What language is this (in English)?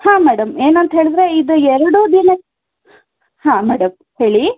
Kannada